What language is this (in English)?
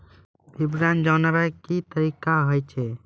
Maithili